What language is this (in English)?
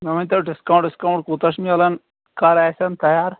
Kashmiri